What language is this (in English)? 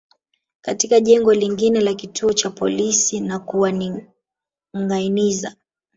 Swahili